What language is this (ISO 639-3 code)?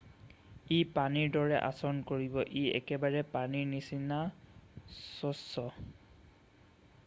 asm